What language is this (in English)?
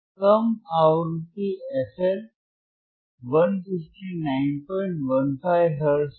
Hindi